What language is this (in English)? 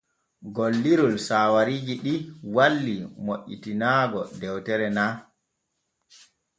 Borgu Fulfulde